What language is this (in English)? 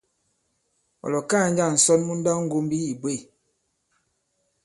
Bankon